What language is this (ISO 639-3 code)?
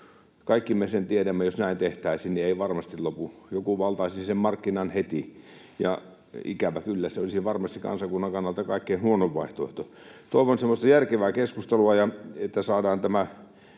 fin